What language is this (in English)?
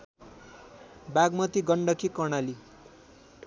Nepali